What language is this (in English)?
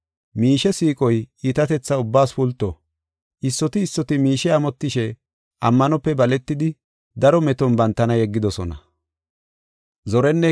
Gofa